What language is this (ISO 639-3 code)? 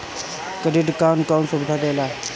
bho